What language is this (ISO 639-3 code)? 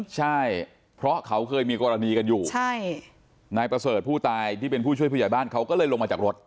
tha